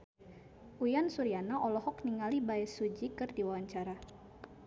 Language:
Sundanese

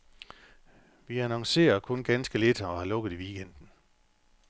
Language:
Danish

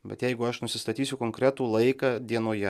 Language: Lithuanian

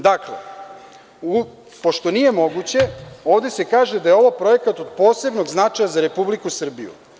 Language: Serbian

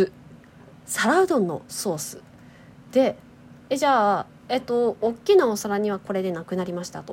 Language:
Japanese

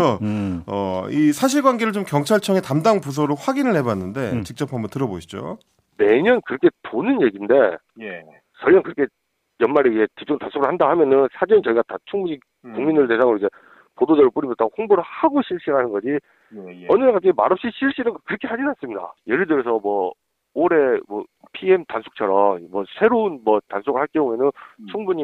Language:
Korean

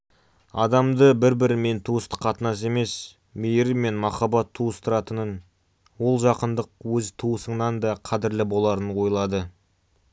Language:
Kazakh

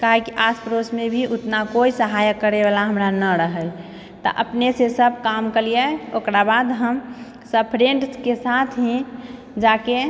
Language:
Maithili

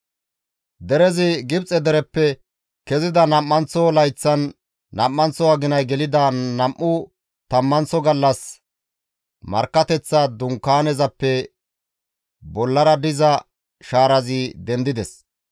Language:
Gamo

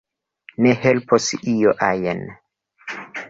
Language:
Esperanto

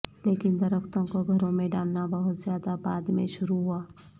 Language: Urdu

